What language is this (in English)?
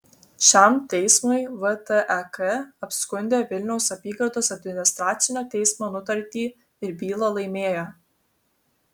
Lithuanian